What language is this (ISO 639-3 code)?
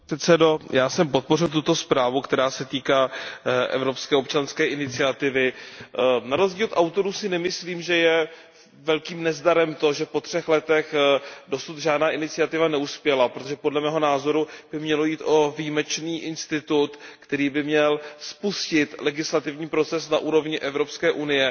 ces